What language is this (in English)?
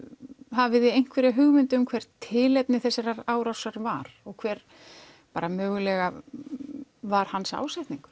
Icelandic